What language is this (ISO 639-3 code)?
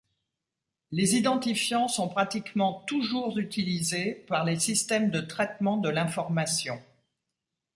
fra